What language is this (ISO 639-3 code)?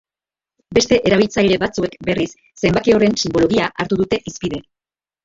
eus